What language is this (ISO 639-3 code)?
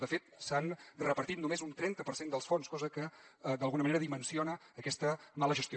cat